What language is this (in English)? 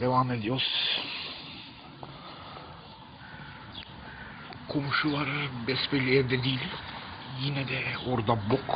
Turkish